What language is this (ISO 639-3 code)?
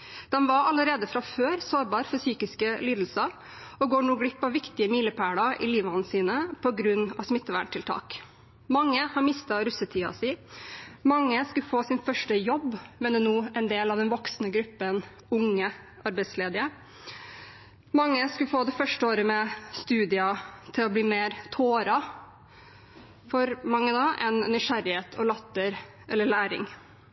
nob